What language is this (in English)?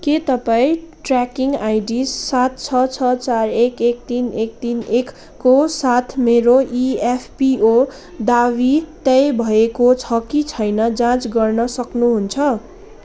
Nepali